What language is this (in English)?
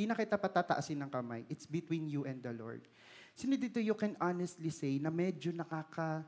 Filipino